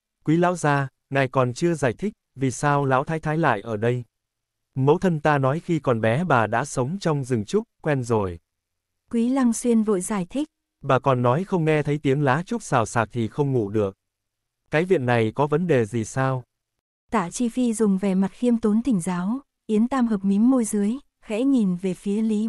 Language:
Vietnamese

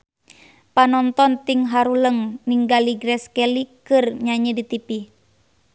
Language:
Sundanese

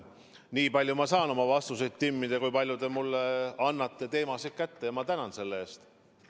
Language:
Estonian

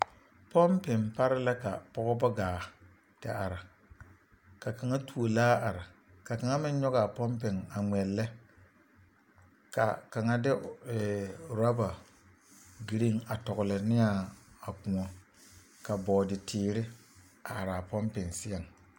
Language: Southern Dagaare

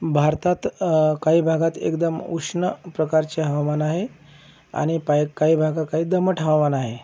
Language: Marathi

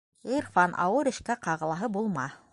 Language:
Bashkir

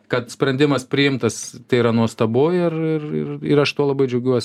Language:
Lithuanian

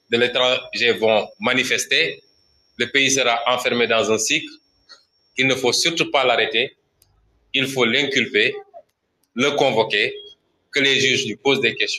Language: French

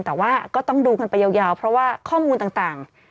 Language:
Thai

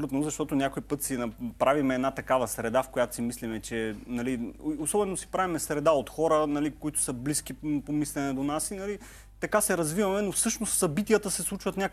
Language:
Bulgarian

